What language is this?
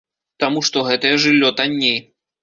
Belarusian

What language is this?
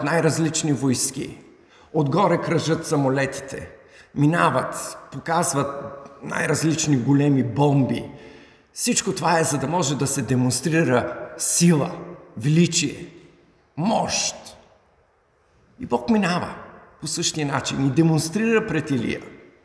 Bulgarian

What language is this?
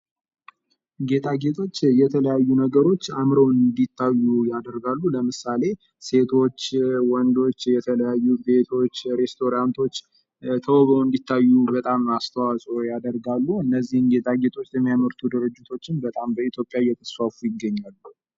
Amharic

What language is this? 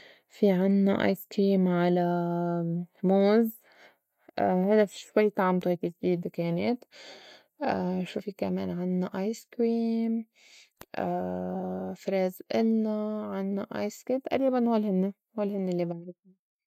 North Levantine Arabic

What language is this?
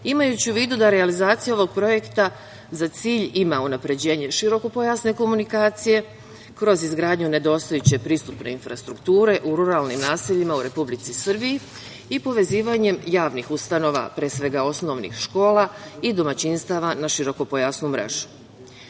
Serbian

